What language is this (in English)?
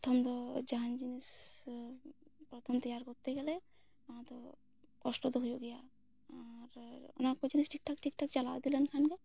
Santali